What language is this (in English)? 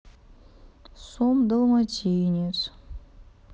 Russian